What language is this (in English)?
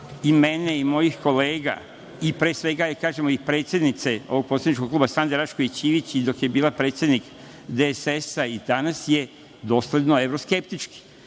Serbian